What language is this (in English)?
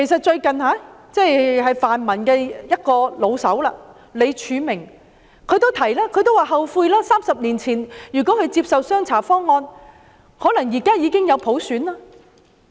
Cantonese